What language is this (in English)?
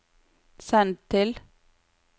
Norwegian